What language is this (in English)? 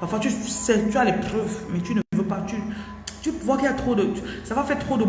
French